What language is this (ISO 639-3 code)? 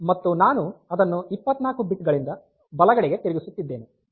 kan